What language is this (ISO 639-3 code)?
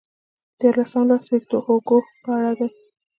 pus